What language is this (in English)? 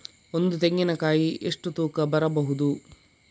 Kannada